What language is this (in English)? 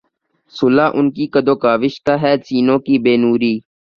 Urdu